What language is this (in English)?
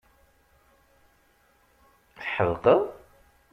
Kabyle